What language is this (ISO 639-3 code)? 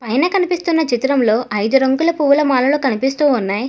tel